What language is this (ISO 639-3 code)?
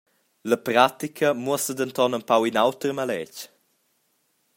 roh